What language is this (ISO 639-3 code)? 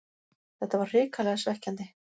isl